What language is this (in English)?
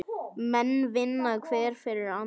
Icelandic